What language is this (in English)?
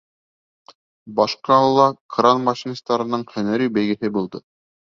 Bashkir